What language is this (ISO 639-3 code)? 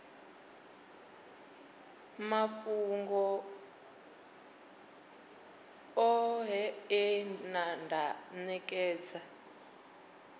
ven